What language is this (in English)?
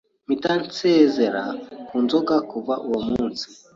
Kinyarwanda